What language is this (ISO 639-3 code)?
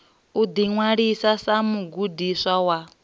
ven